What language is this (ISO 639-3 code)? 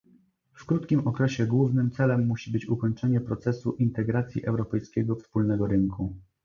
pol